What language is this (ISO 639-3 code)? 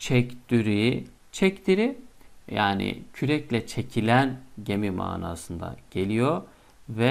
tur